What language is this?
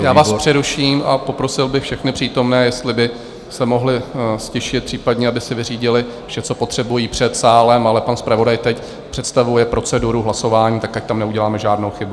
Czech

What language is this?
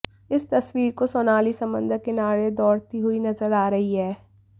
Hindi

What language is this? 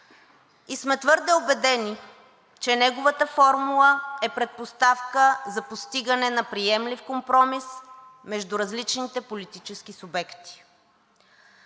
Bulgarian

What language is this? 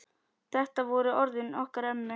Icelandic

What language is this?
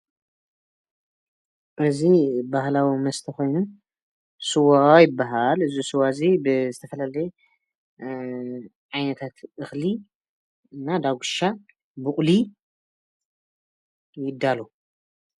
Tigrinya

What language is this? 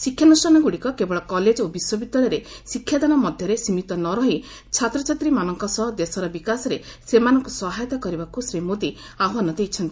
Odia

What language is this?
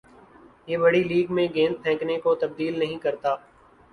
Urdu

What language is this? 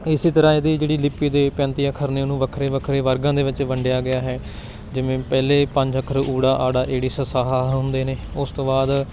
Punjabi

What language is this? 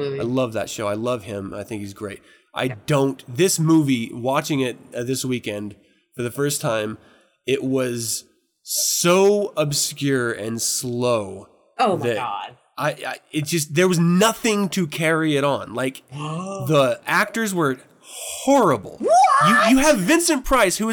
English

